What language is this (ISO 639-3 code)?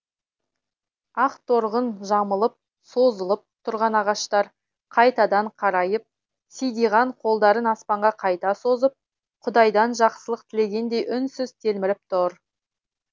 kaz